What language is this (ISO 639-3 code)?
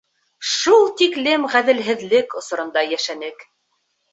bak